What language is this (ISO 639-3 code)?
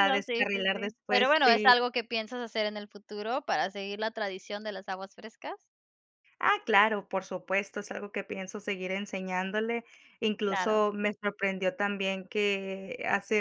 spa